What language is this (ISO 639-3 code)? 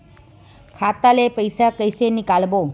hne